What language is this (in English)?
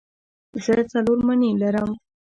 Pashto